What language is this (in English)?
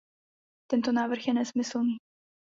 Czech